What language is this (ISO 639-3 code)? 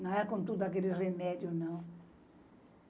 por